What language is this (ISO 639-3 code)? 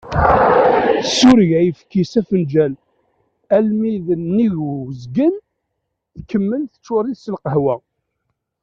kab